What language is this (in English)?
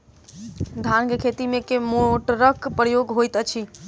Maithili